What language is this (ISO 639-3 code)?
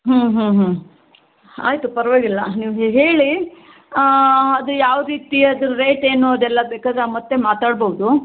kan